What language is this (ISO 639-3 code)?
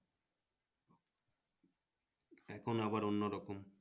ben